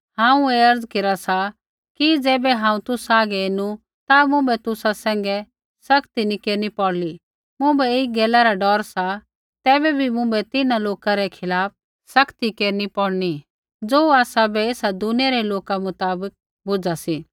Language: Kullu Pahari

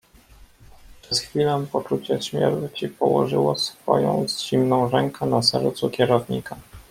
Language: Polish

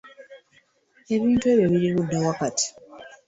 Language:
Ganda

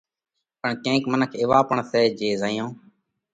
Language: Parkari Koli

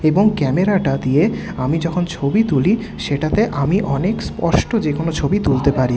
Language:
Bangla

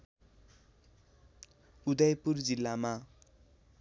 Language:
Nepali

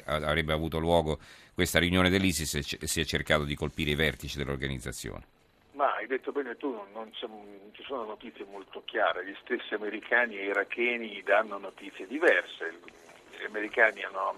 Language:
Italian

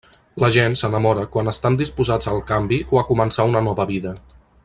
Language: Catalan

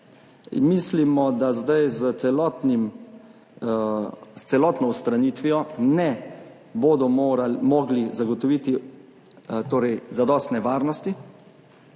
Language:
Slovenian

